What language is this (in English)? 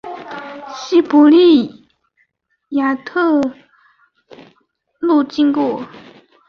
Chinese